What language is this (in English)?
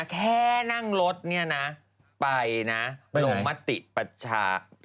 Thai